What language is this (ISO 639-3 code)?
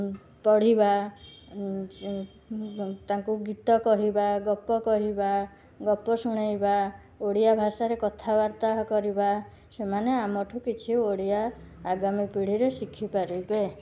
ori